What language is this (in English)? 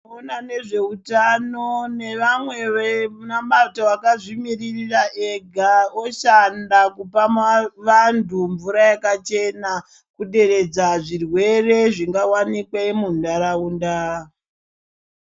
Ndau